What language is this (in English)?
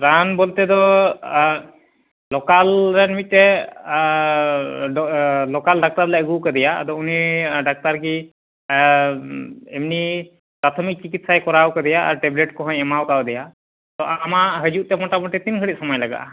Santali